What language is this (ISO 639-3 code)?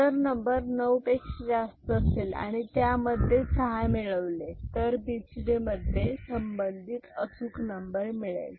mar